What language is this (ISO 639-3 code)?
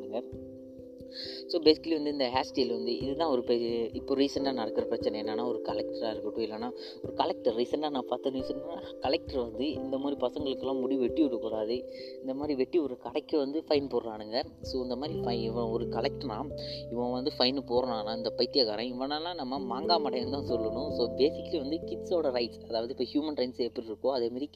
mal